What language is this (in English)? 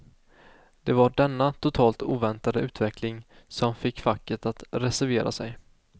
Swedish